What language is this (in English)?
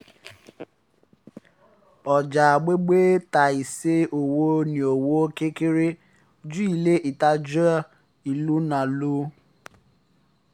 Yoruba